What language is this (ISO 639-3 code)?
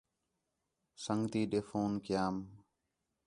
xhe